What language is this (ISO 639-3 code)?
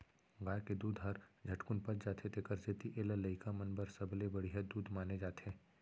hne